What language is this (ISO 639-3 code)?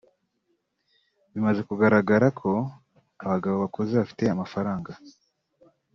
kin